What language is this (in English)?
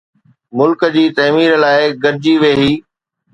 Sindhi